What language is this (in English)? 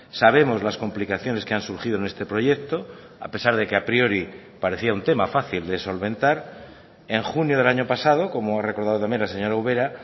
Spanish